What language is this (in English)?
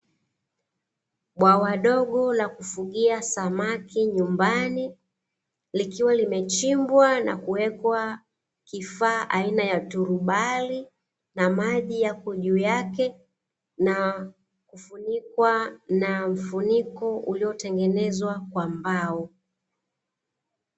Swahili